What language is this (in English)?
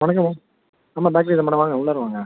Tamil